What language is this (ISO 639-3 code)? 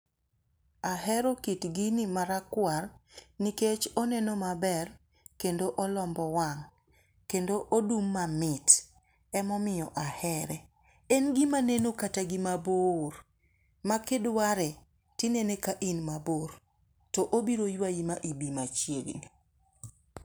luo